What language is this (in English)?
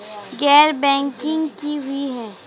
Magahi